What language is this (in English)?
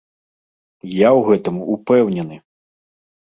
Belarusian